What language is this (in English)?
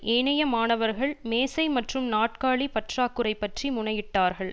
Tamil